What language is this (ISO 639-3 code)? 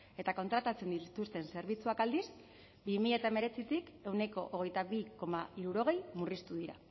eus